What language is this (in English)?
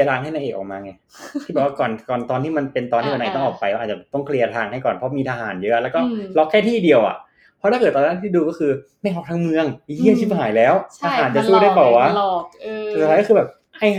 Thai